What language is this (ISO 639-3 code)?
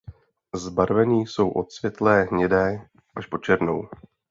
ces